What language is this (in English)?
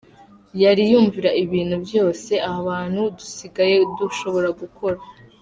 Kinyarwanda